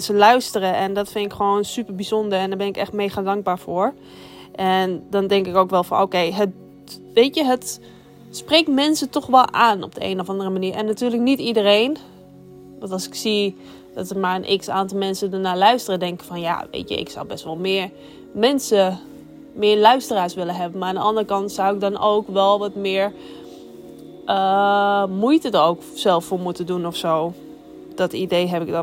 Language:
Dutch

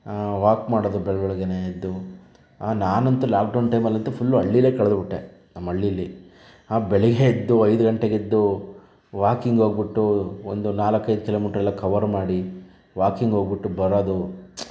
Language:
Kannada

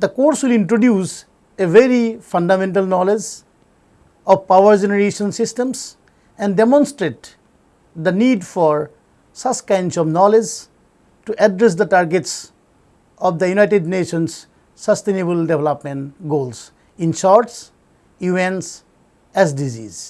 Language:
English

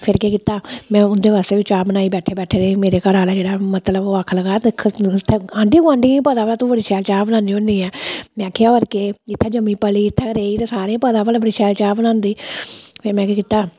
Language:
Dogri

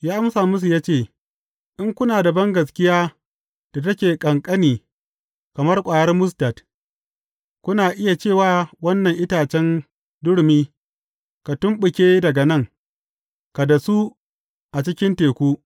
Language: Hausa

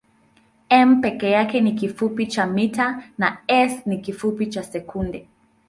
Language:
Swahili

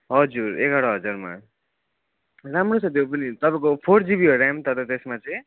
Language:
Nepali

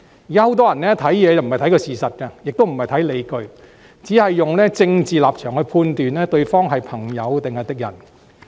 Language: Cantonese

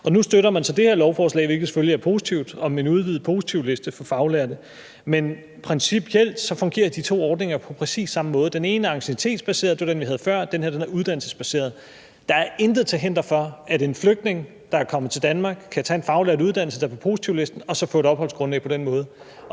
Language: Danish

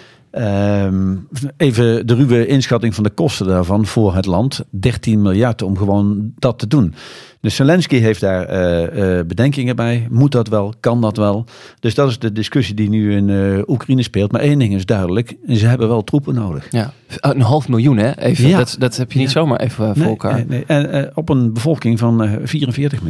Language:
Dutch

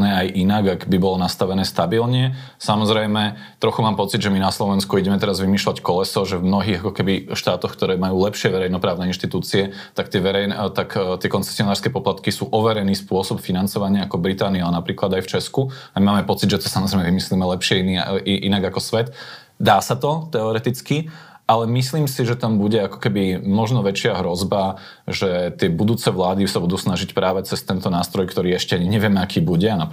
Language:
Slovak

